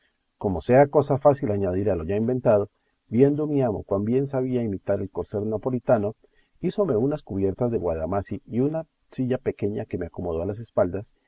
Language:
Spanish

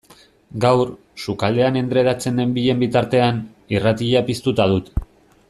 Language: Basque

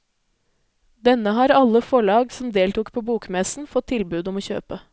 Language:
Norwegian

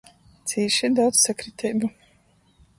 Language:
Latgalian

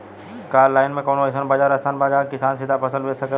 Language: Bhojpuri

